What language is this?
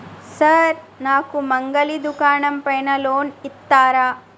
Telugu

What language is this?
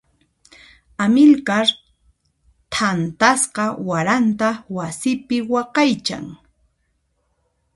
Puno Quechua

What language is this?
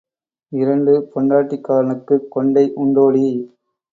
Tamil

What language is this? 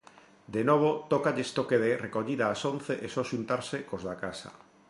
Galician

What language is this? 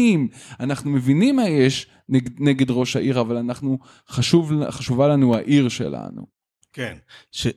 Hebrew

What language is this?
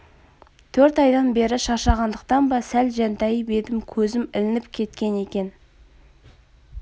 Kazakh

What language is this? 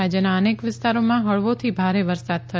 Gujarati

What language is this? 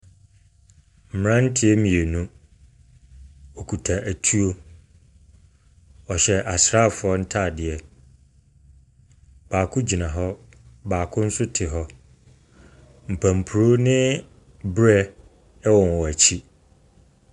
Akan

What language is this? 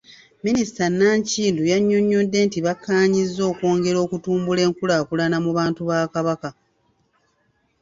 Ganda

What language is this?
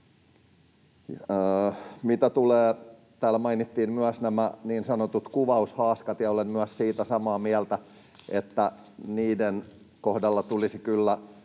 Finnish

